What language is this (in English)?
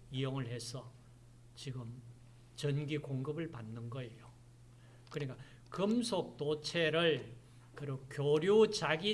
Korean